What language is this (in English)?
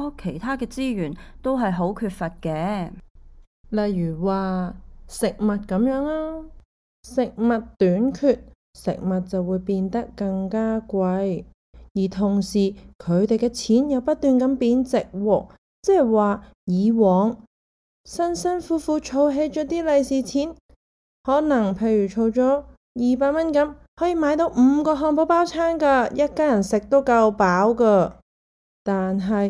Chinese